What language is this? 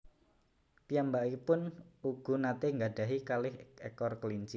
Javanese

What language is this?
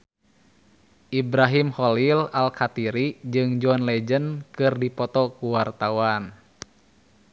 Sundanese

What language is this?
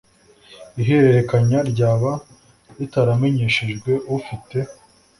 Kinyarwanda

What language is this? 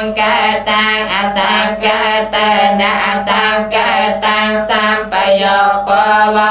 Indonesian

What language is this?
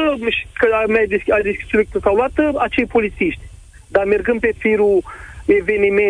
Romanian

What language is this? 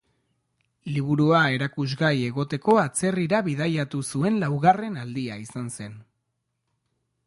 Basque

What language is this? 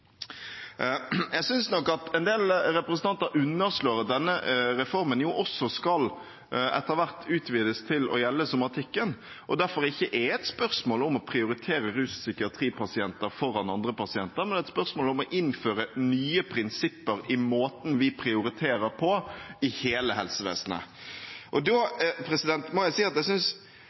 Norwegian Bokmål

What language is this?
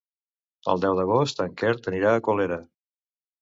Catalan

